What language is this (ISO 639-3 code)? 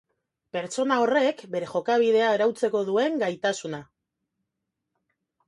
eus